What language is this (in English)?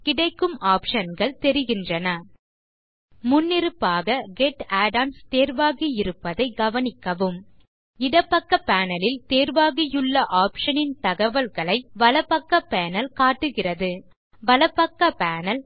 Tamil